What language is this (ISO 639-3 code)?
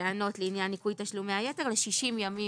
heb